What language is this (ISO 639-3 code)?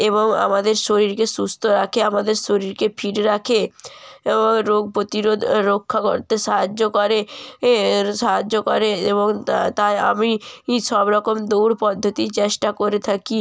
ben